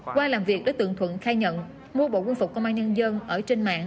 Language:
Vietnamese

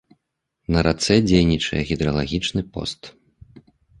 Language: Belarusian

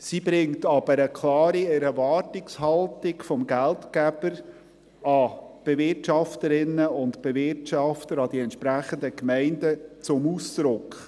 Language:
Swiss German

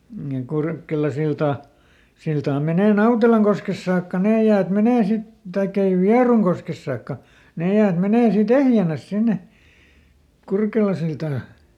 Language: Finnish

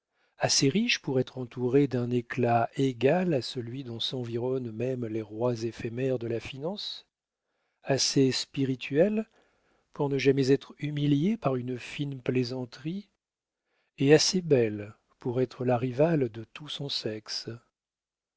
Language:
French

